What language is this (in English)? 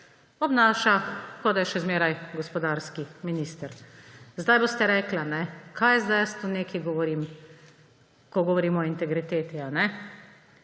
Slovenian